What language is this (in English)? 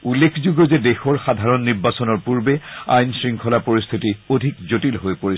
Assamese